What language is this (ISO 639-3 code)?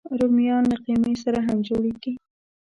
pus